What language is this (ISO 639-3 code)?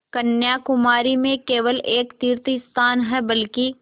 hin